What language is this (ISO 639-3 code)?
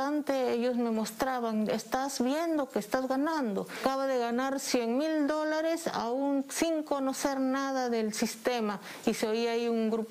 spa